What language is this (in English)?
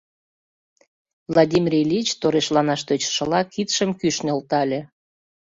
Mari